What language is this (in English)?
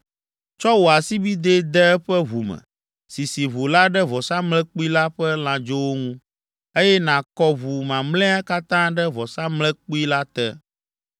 Ewe